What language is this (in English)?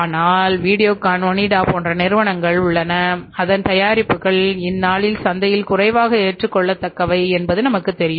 Tamil